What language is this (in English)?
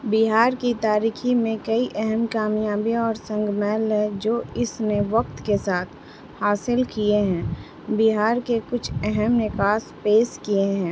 Urdu